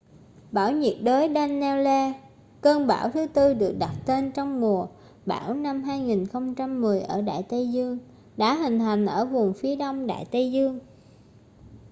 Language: Vietnamese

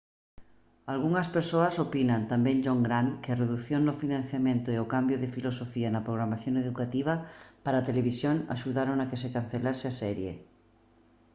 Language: Galician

